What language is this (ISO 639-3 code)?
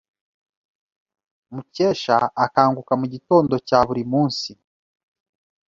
kin